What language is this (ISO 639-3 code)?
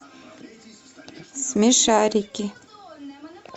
rus